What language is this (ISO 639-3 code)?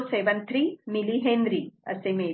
mar